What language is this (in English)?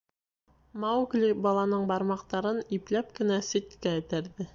Bashkir